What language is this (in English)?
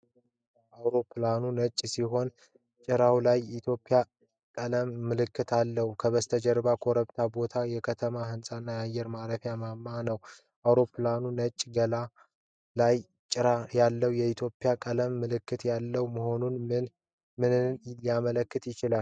Amharic